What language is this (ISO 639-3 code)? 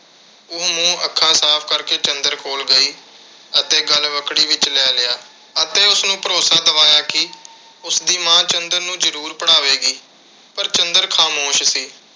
pan